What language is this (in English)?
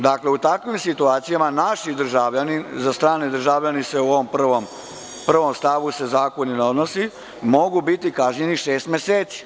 Serbian